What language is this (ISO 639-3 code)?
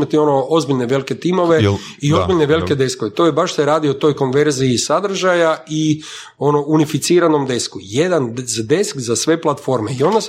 hrv